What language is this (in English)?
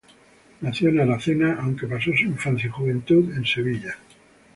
Spanish